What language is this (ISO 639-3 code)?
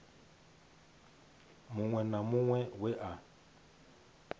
ven